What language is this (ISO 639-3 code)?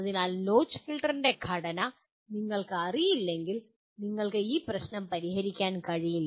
mal